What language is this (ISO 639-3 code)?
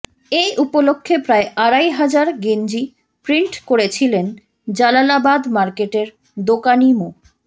ben